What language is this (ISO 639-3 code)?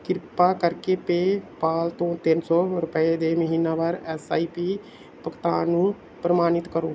pan